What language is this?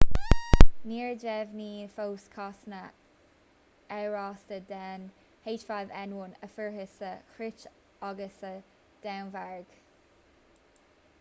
Irish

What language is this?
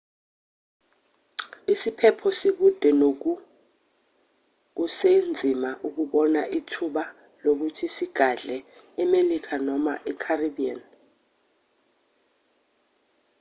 Zulu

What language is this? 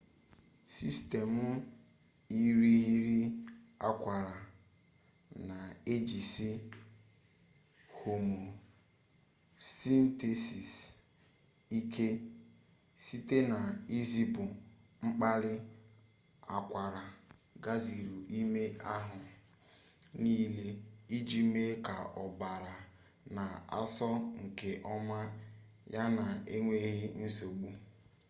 Igbo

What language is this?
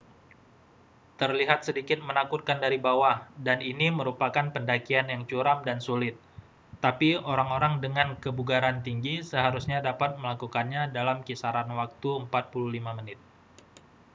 Indonesian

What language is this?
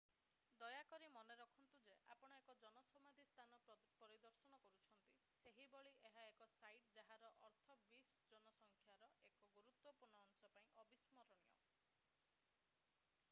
Odia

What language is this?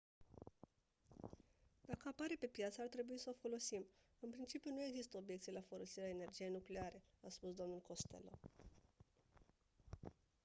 Romanian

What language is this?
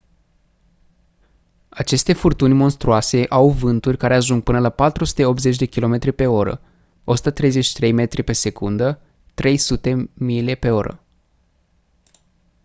Romanian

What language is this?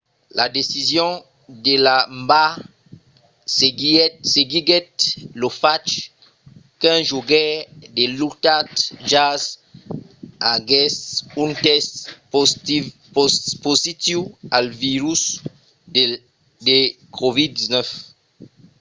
Occitan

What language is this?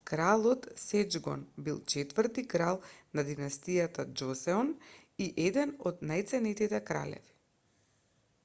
Macedonian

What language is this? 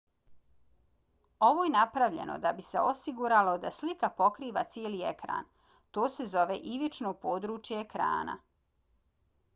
Bosnian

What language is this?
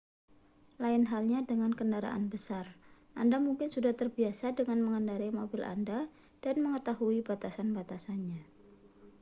Indonesian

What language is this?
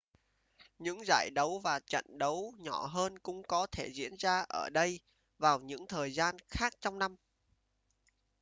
Vietnamese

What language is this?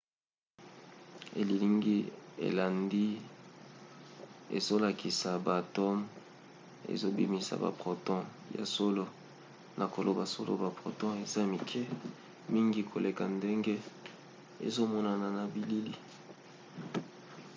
Lingala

